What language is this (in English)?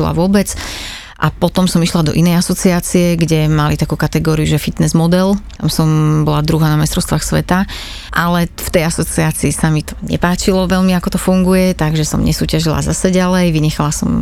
Slovak